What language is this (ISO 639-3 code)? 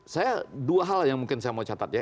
ind